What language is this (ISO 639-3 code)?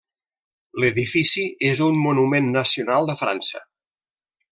cat